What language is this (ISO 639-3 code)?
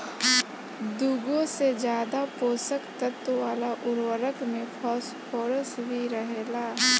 bho